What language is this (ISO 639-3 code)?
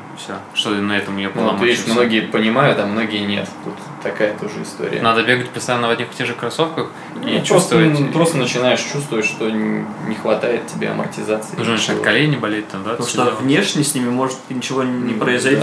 rus